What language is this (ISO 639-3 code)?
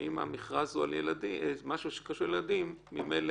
heb